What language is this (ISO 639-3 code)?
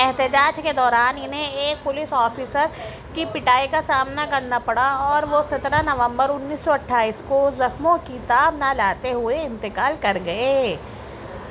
urd